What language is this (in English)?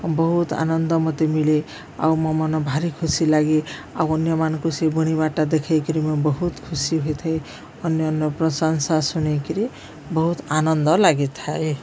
Odia